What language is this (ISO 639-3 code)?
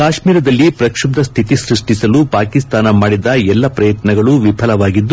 kan